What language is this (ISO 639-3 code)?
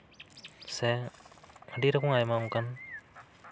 sat